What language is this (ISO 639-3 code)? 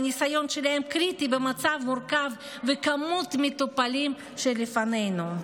heb